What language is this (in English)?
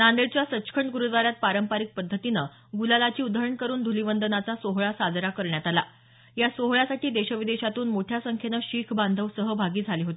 Marathi